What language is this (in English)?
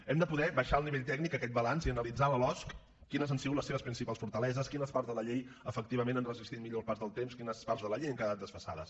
Catalan